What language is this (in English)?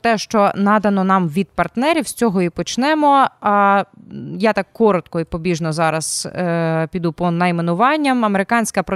Ukrainian